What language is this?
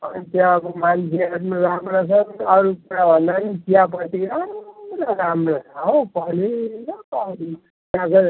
Nepali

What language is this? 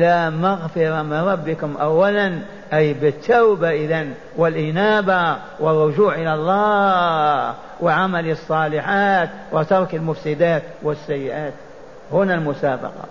Arabic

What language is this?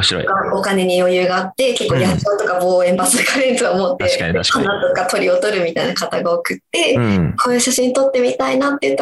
Japanese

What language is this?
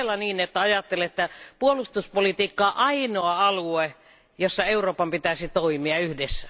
Finnish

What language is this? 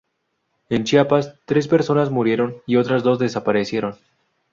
Spanish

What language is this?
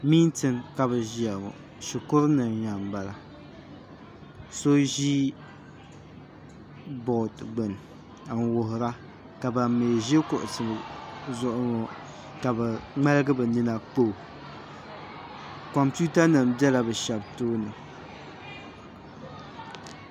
Dagbani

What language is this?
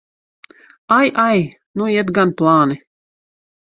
Latvian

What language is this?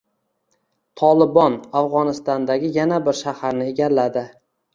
Uzbek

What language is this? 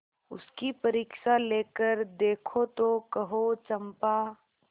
Hindi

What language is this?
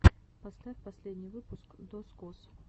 Russian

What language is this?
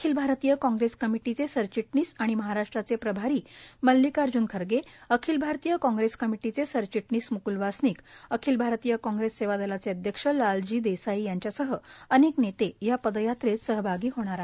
Marathi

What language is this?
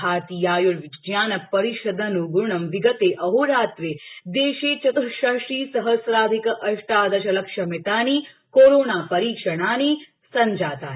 Sanskrit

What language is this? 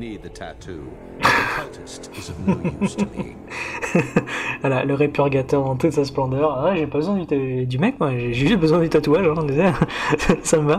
French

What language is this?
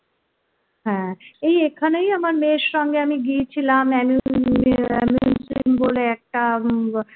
Bangla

